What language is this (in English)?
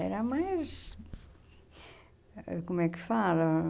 Portuguese